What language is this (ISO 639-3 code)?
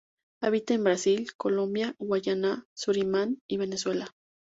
spa